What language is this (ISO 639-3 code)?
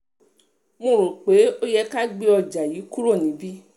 yor